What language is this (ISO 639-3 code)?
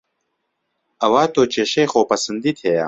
ckb